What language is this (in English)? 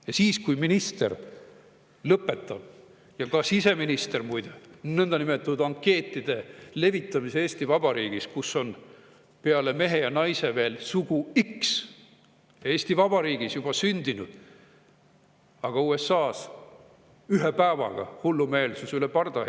Estonian